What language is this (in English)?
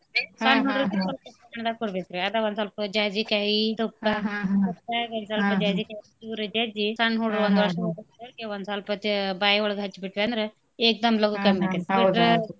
Kannada